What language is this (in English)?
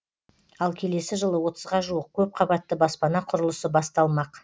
Kazakh